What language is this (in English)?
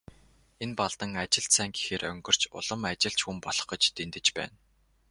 Mongolian